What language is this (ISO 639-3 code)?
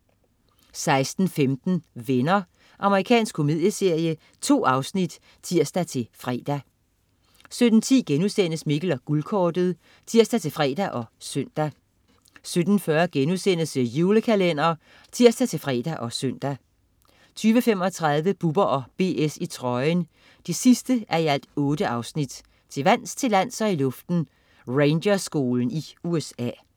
dan